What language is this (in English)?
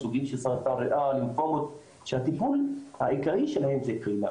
Hebrew